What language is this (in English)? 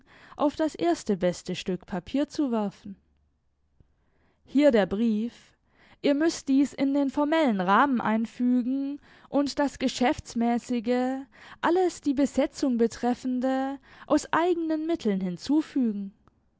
German